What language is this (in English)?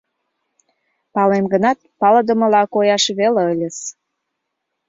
Mari